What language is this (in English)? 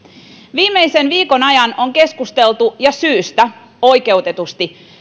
Finnish